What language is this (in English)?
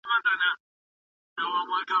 Pashto